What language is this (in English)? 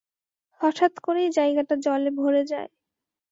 Bangla